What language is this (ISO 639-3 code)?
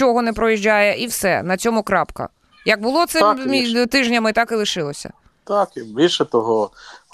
ukr